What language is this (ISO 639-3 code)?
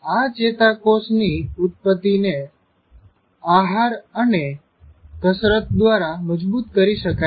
guj